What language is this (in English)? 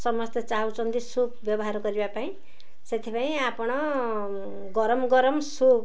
Odia